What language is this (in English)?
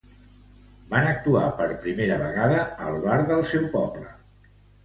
Catalan